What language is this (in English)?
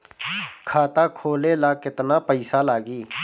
Bhojpuri